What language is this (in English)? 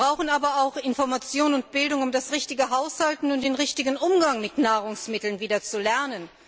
German